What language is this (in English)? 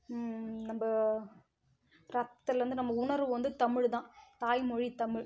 Tamil